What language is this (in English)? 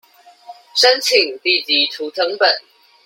Chinese